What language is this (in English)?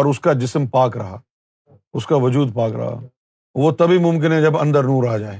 Urdu